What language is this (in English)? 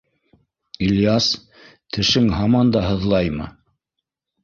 Bashkir